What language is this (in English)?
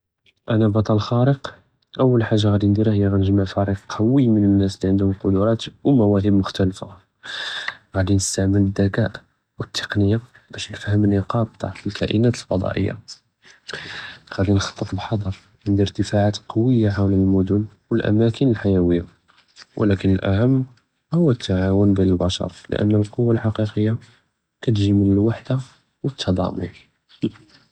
Judeo-Arabic